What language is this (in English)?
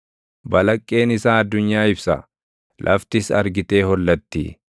Oromo